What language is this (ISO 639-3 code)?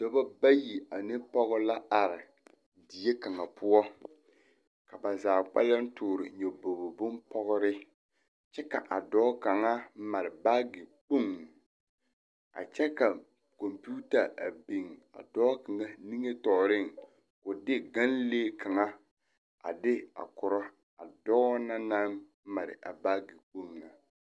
dga